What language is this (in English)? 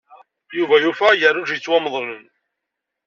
Kabyle